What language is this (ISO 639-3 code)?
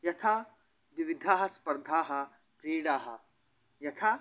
san